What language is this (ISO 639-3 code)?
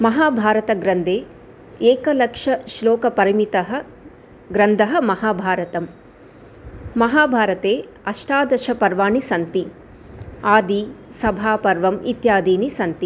san